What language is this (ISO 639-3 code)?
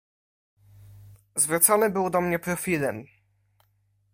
pol